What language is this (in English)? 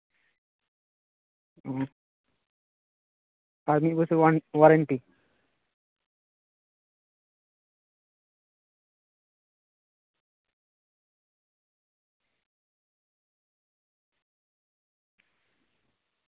Santali